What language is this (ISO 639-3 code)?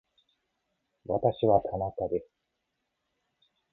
jpn